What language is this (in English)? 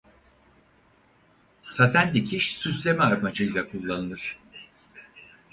Turkish